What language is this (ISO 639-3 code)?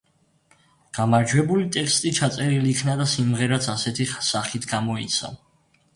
kat